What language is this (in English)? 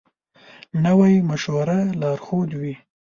Pashto